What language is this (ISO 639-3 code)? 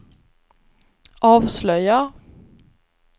swe